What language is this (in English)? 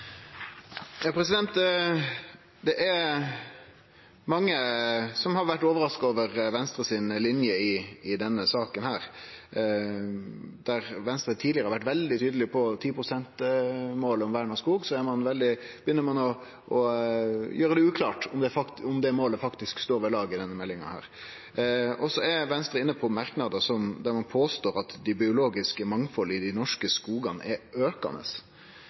Norwegian